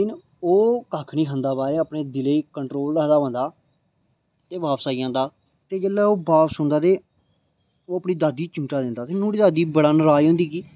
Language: Dogri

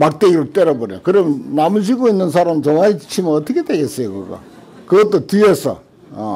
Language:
Korean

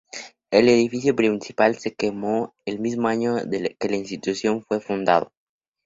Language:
Spanish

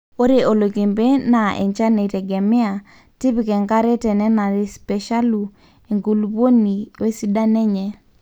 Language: Masai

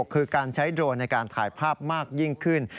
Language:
Thai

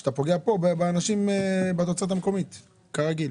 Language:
Hebrew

